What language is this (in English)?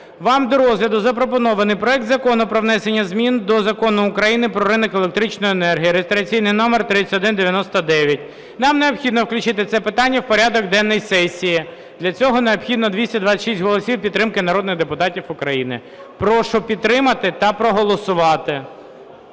Ukrainian